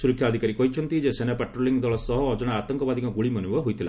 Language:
Odia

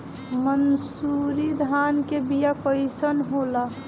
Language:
Bhojpuri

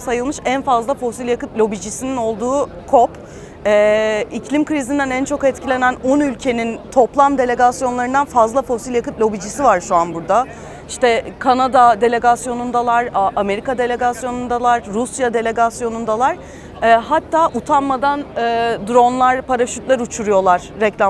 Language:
Turkish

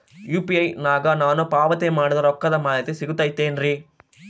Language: Kannada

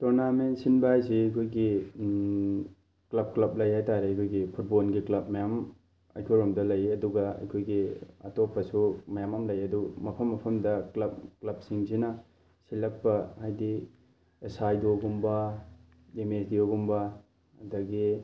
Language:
Manipuri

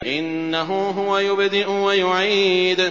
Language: Arabic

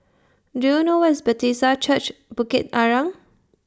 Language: English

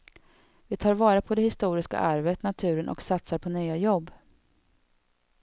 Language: Swedish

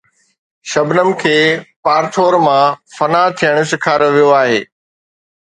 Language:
Sindhi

